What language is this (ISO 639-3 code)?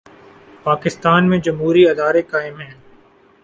urd